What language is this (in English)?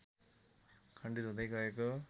Nepali